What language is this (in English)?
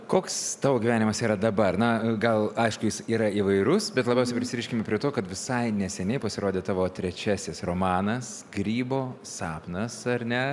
Lithuanian